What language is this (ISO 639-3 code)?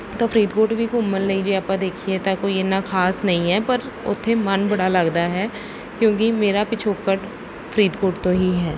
pan